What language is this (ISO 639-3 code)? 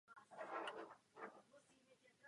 ces